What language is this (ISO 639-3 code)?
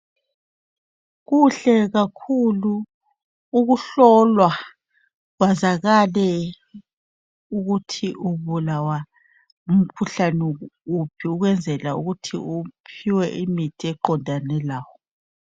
nde